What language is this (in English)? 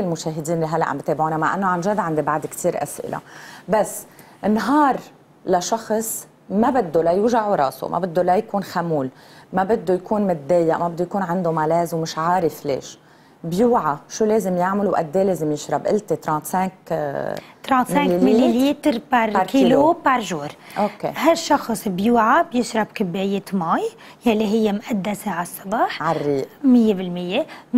Arabic